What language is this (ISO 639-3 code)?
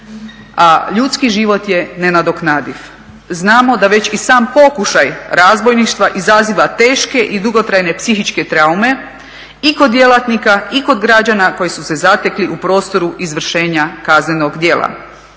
hrv